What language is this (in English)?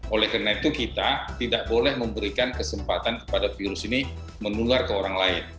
Indonesian